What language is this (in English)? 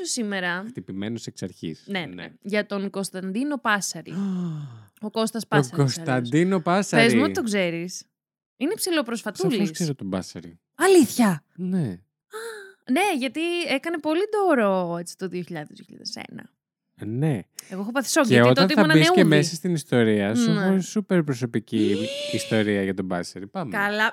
Greek